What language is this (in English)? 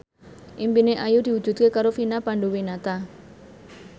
Javanese